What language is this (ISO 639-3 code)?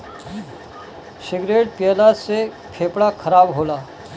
bho